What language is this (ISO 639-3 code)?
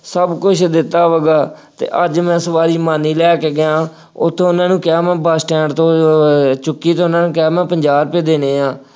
pan